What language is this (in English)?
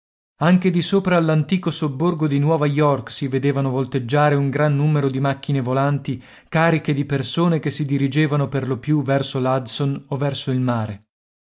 Italian